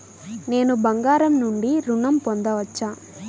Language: Telugu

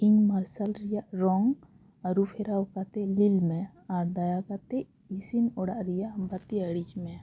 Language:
Santali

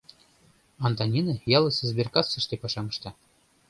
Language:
Mari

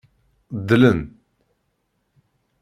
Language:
Kabyle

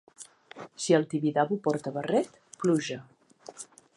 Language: Catalan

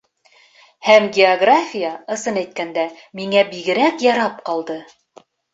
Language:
Bashkir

